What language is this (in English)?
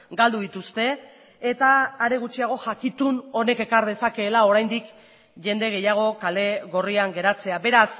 Basque